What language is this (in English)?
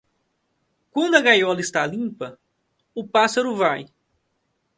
Portuguese